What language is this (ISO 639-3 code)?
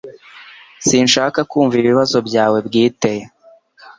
kin